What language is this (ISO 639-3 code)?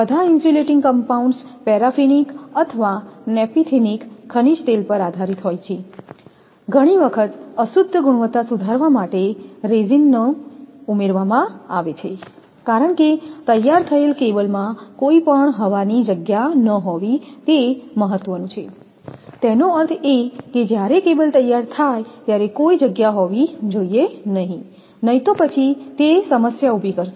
guj